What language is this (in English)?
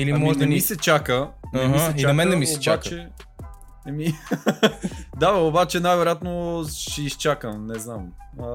Bulgarian